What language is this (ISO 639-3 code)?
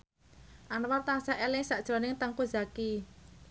jav